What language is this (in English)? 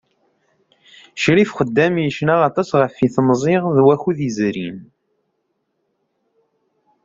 Kabyle